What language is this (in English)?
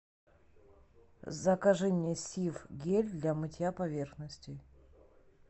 Russian